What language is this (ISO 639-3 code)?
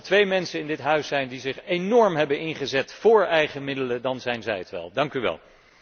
nld